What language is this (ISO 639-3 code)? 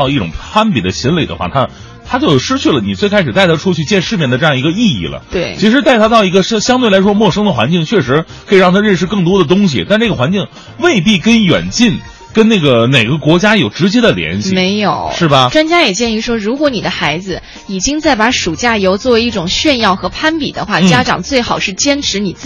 zho